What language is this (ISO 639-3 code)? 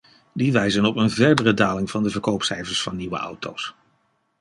nld